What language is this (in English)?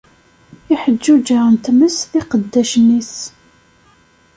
Kabyle